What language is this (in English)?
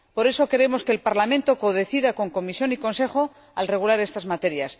Spanish